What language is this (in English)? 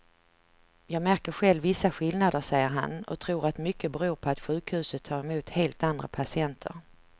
Swedish